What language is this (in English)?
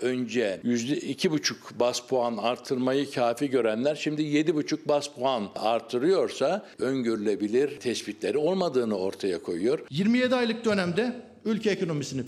Turkish